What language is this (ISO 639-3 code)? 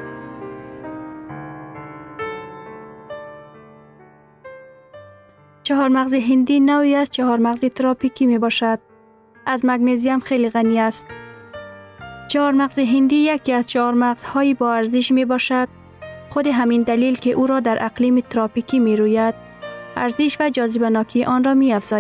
fas